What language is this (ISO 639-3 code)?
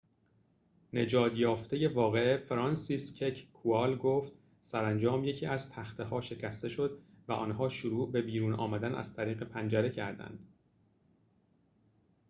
fas